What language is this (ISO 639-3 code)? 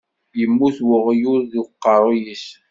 kab